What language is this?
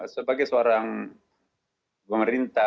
Indonesian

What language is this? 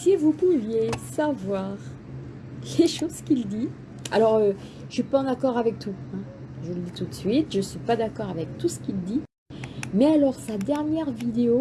French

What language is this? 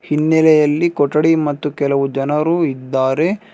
Kannada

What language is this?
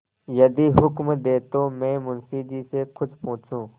Hindi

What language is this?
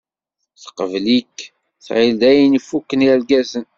Kabyle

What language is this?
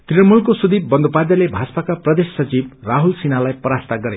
Nepali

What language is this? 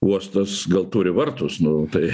Lithuanian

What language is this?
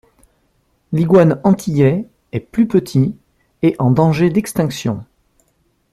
French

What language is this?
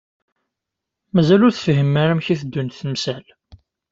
Kabyle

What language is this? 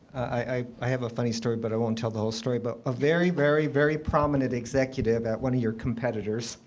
English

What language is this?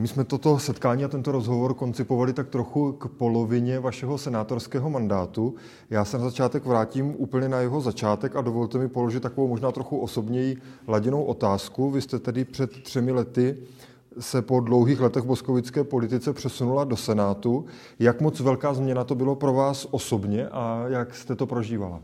Czech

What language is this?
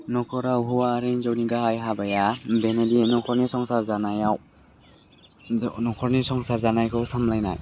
Bodo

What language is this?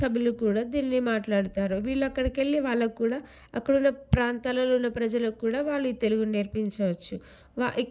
Telugu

